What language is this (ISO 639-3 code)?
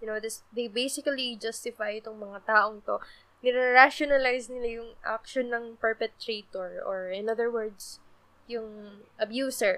fil